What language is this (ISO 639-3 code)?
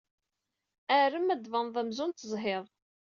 kab